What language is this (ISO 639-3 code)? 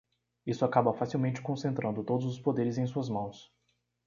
por